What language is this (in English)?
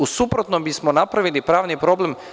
Serbian